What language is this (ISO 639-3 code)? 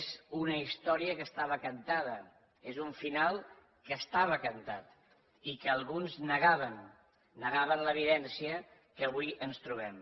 cat